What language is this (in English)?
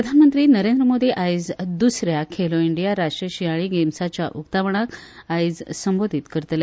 Konkani